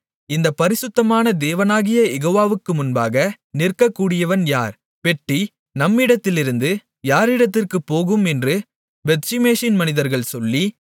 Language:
Tamil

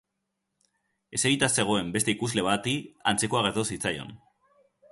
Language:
Basque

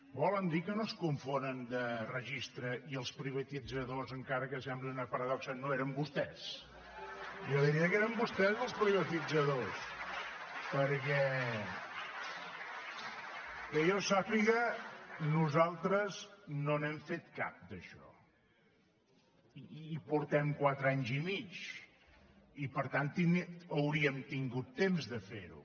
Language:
Catalan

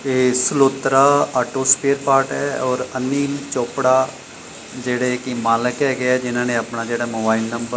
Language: Punjabi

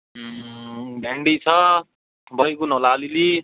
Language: Nepali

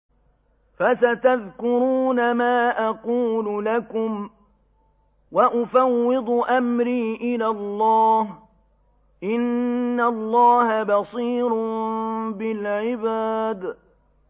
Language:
Arabic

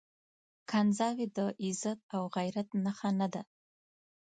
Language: Pashto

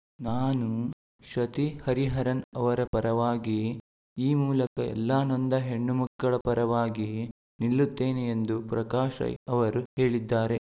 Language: Kannada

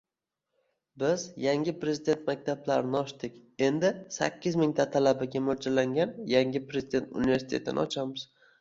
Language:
Uzbek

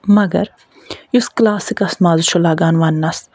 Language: Kashmiri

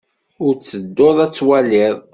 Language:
Kabyle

